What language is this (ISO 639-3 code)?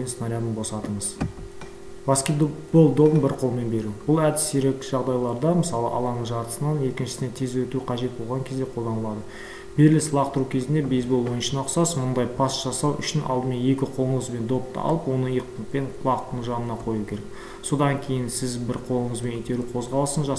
ron